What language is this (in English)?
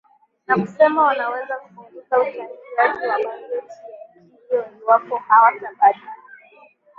Swahili